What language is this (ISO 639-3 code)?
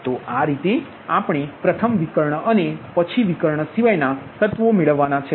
guj